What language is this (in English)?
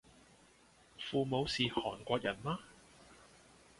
Cantonese